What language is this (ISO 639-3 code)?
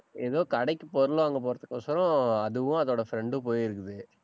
tam